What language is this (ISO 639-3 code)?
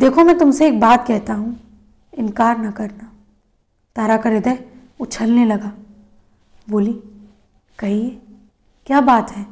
hin